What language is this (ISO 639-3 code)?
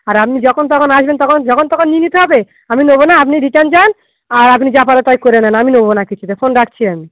ben